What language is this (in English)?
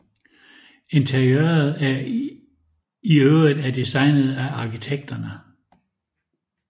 Danish